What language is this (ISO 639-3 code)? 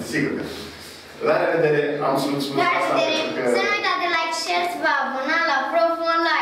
ron